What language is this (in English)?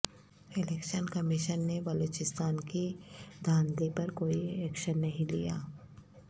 Urdu